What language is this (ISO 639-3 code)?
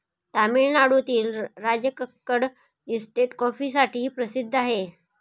mar